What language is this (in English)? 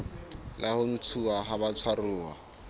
Southern Sotho